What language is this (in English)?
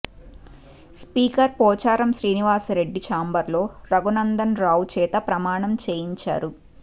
Telugu